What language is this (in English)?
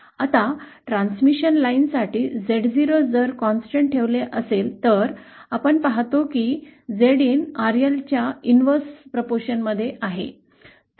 Marathi